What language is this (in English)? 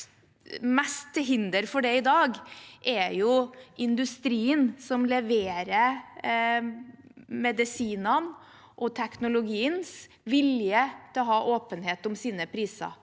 Norwegian